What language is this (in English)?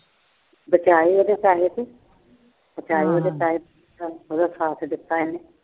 Punjabi